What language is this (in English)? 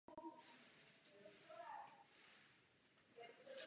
Czech